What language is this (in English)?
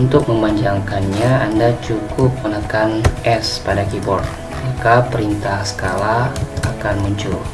Indonesian